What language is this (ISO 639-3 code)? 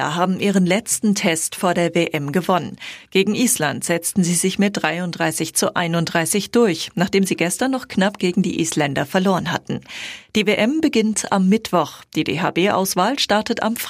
deu